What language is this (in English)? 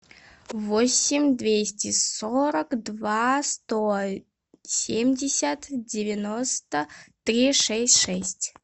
Russian